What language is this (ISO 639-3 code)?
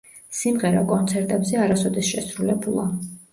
kat